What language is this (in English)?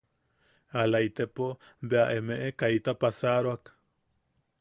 Yaqui